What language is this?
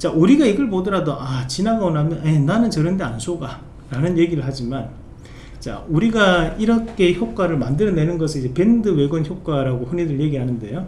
Korean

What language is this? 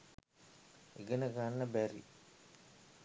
Sinhala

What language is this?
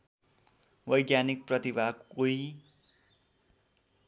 Nepali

